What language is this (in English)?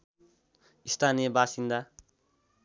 Nepali